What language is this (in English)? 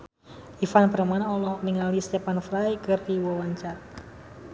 Sundanese